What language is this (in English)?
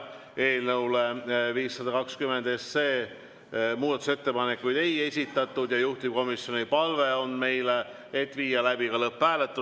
Estonian